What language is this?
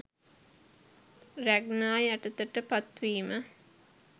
Sinhala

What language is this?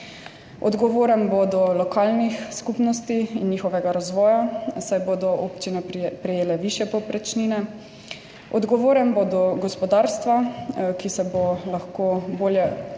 Slovenian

